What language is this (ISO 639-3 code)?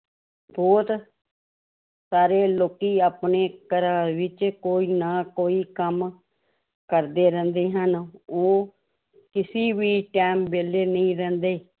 pan